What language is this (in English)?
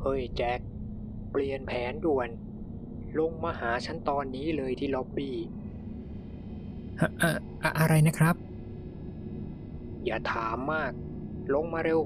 Thai